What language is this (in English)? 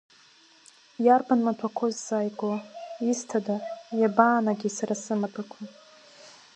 Abkhazian